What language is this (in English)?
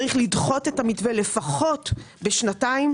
Hebrew